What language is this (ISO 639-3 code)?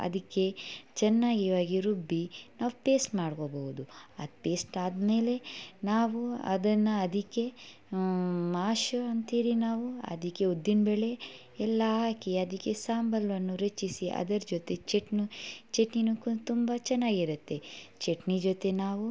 kan